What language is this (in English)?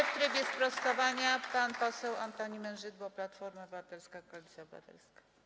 Polish